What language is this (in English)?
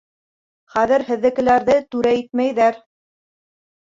Bashkir